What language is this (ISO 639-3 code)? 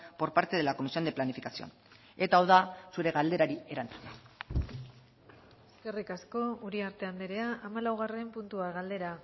eus